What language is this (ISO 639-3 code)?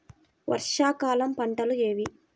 tel